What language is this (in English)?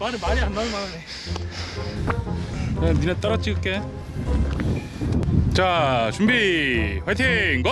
Korean